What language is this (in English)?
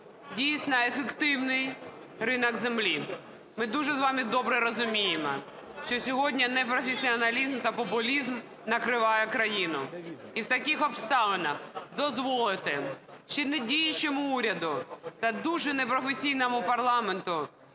Ukrainian